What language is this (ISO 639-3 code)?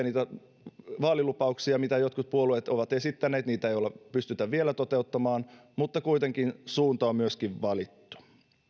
fin